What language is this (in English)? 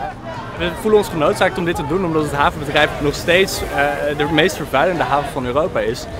Dutch